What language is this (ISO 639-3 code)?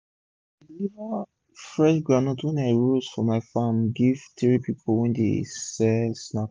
pcm